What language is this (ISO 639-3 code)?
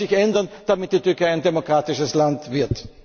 deu